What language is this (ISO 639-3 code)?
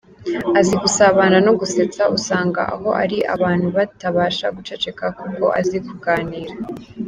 kin